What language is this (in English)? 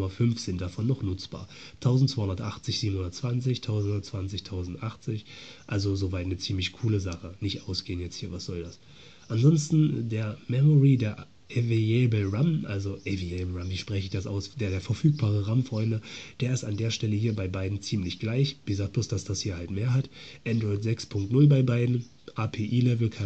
German